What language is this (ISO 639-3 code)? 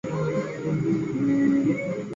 zho